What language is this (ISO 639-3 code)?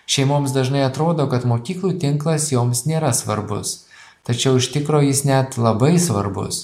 lit